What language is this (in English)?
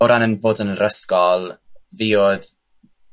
Welsh